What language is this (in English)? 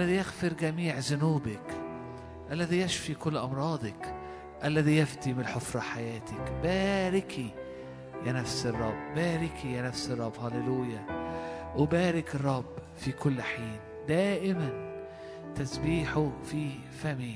Arabic